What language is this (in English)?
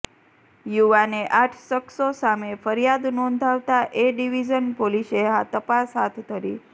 Gujarati